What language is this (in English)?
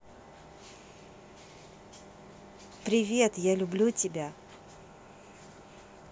Russian